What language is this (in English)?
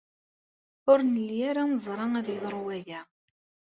Kabyle